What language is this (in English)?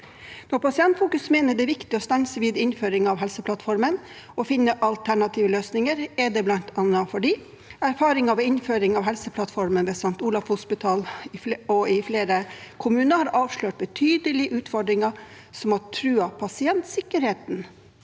Norwegian